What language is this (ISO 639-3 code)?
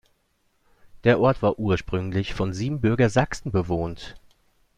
deu